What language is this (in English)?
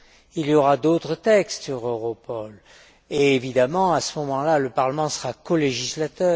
French